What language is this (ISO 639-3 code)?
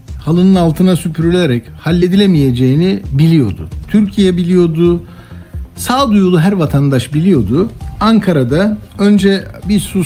tur